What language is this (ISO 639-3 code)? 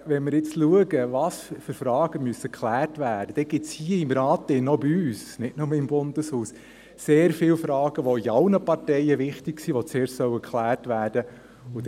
gsw